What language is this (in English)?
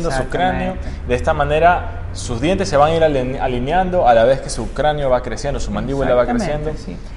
Spanish